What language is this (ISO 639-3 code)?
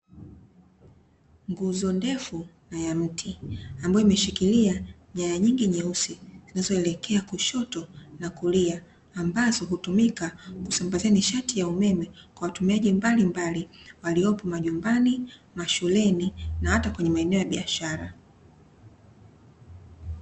swa